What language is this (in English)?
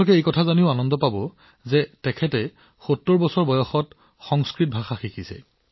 Assamese